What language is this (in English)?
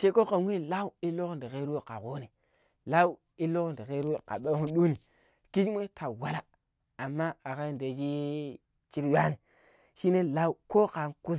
Pero